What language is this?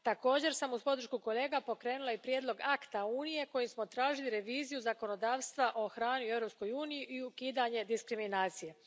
Croatian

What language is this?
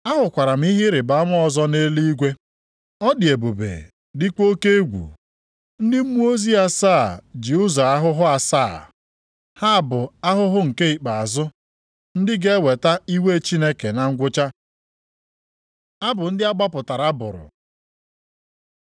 Igbo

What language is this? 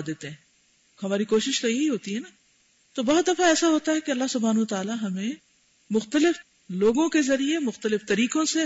Urdu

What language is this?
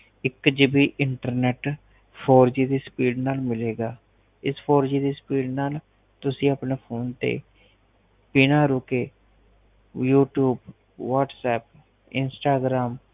Punjabi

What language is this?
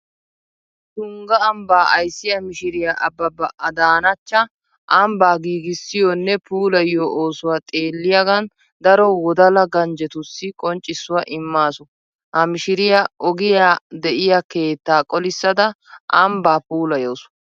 Wolaytta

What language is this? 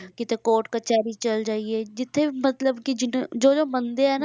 Punjabi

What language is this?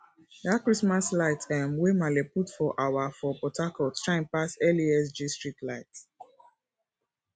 Nigerian Pidgin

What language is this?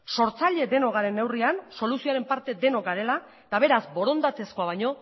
Basque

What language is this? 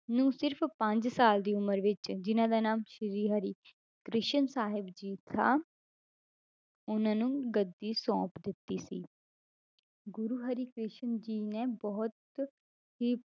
Punjabi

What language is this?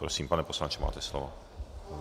Czech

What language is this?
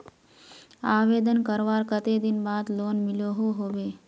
Magahi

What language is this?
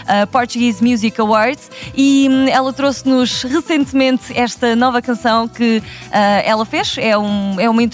Portuguese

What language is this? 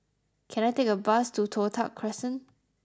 English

